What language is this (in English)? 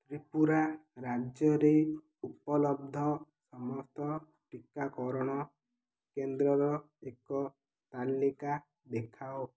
Odia